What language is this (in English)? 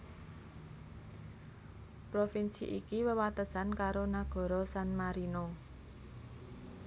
Javanese